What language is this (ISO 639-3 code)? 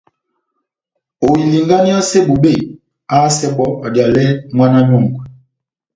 bnm